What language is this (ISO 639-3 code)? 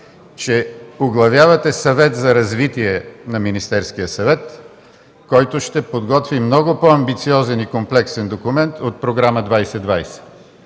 bul